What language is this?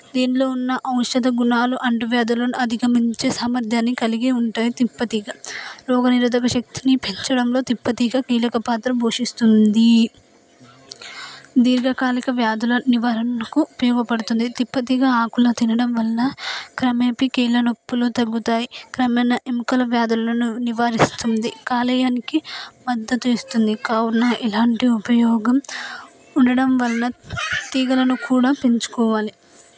Telugu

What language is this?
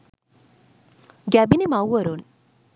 Sinhala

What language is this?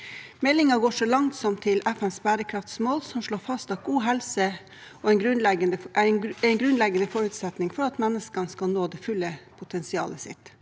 Norwegian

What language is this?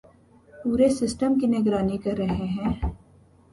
Urdu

